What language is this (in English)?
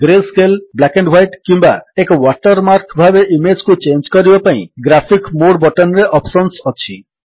Odia